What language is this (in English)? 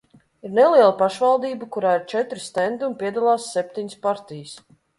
Latvian